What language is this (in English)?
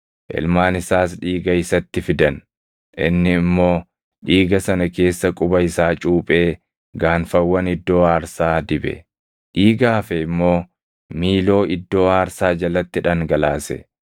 Oromo